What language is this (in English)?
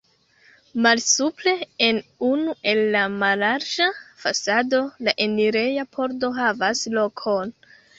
Esperanto